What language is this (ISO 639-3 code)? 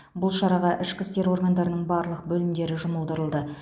kaz